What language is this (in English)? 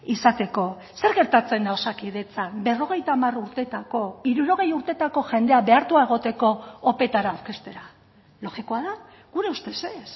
Basque